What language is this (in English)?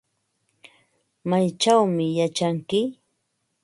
Ambo-Pasco Quechua